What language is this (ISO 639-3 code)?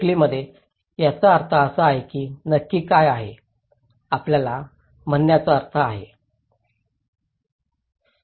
mar